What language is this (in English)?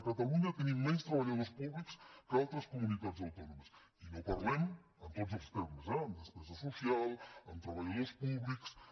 Catalan